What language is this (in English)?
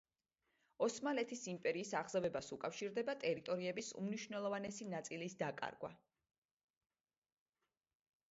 Georgian